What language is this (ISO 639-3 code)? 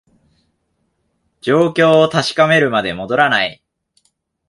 jpn